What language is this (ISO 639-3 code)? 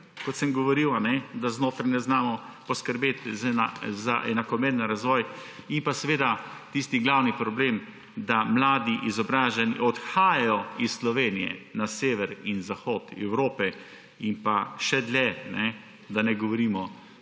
slv